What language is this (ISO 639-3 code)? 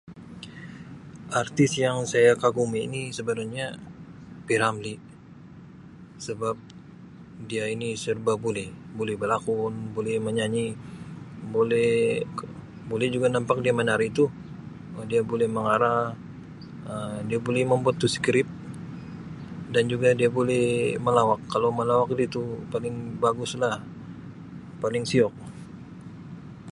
msi